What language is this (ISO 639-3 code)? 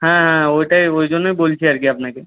ben